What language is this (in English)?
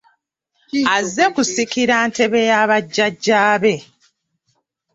Ganda